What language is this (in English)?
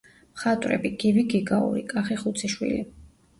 Georgian